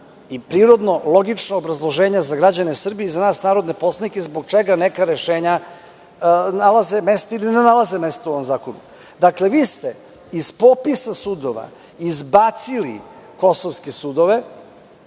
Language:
Serbian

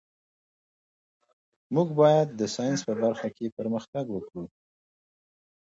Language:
Pashto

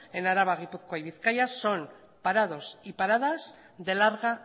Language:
Spanish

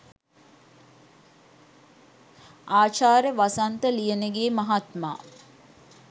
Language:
Sinhala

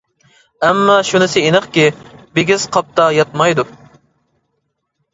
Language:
Uyghur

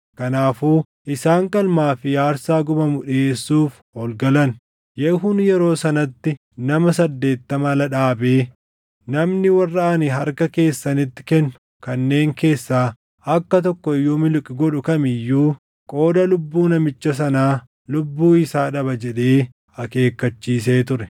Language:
Oromo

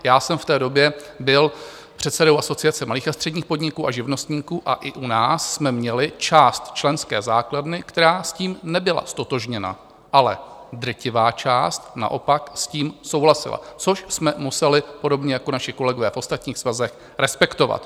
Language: Czech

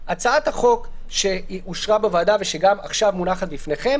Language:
Hebrew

